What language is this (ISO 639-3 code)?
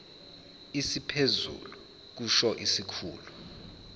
zul